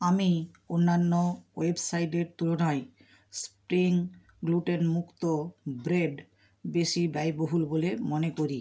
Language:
Bangla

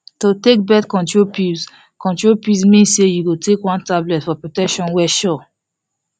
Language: Nigerian Pidgin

